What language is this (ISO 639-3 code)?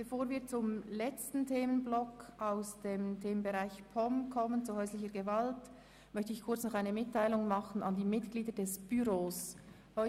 gsw